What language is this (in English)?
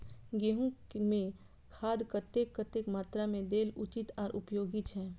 Maithili